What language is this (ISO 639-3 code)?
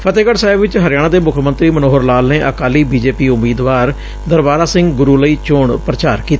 pan